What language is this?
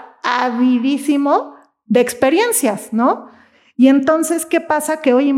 Spanish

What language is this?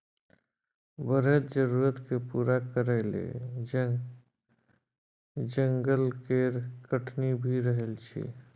Maithili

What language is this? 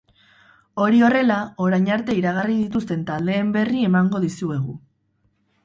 Basque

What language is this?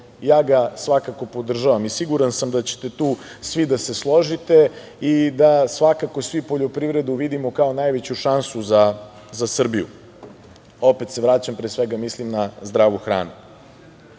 Serbian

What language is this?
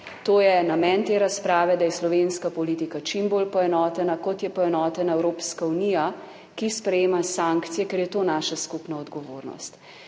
Slovenian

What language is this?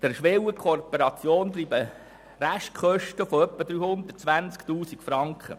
Swiss German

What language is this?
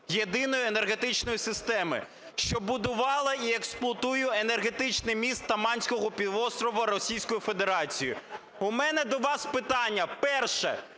Ukrainian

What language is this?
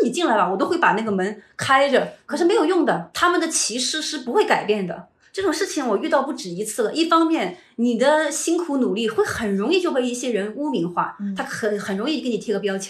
Chinese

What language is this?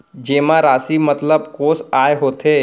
Chhattisgarhi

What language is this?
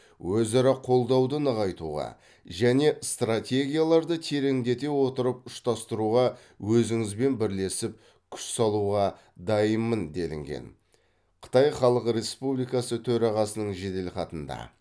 Kazakh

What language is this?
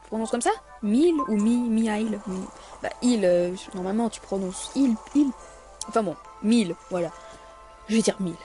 French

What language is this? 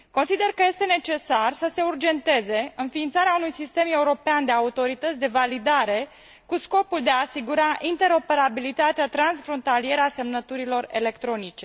Romanian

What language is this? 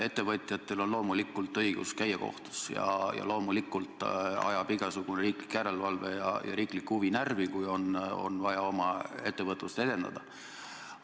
Estonian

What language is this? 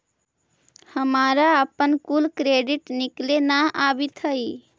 Magahi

